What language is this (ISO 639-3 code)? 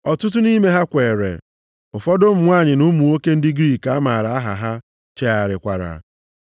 ibo